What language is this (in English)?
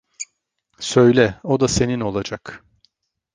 Turkish